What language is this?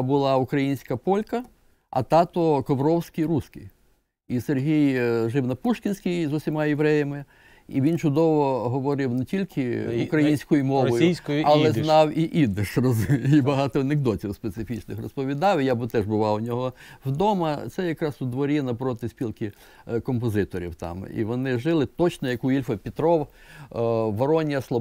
Ukrainian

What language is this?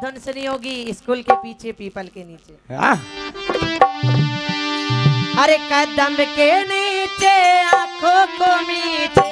Hindi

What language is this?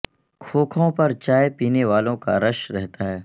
Urdu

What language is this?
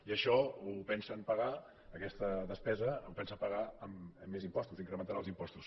Catalan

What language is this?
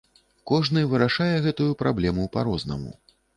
Belarusian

